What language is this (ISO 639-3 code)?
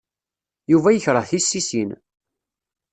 kab